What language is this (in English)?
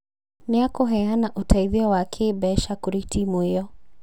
Kikuyu